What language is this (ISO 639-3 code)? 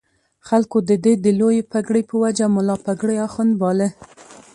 pus